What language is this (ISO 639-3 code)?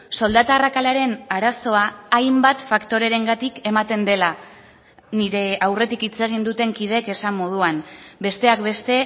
eus